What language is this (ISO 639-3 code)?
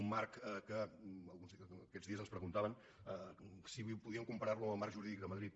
cat